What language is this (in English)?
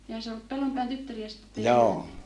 Finnish